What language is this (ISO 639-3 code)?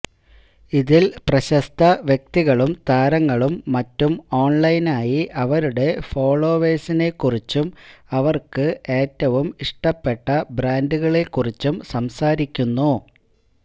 mal